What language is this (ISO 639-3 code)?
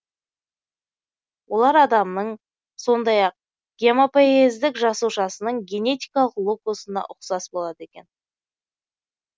kaz